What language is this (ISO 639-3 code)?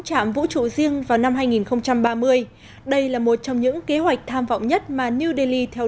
vie